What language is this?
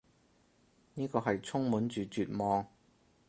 Cantonese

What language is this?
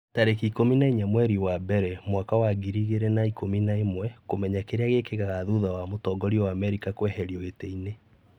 Kikuyu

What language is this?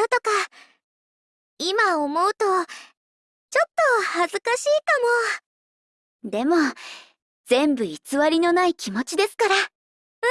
Japanese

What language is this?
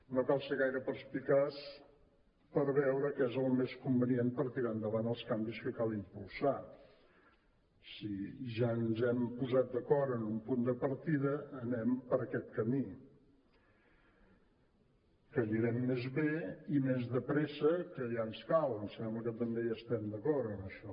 Catalan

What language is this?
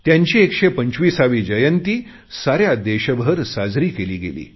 Marathi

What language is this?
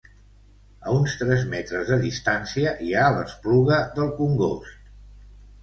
Catalan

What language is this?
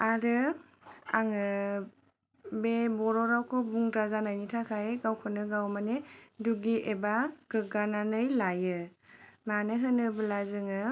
Bodo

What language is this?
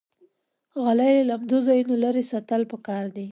Pashto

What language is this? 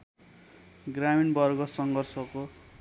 Nepali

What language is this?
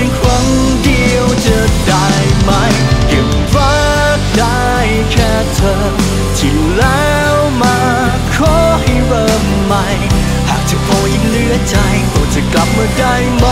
Thai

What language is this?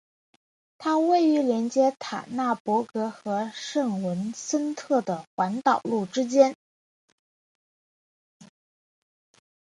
Chinese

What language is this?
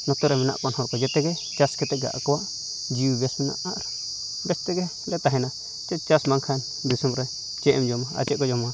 Santali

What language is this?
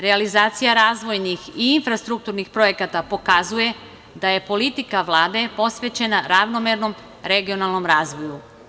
Serbian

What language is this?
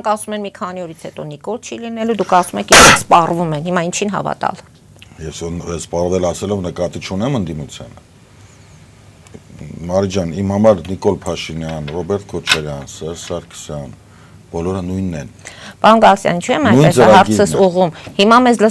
Romanian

